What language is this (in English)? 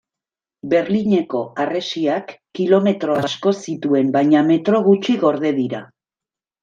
Basque